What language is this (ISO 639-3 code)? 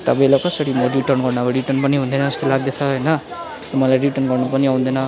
nep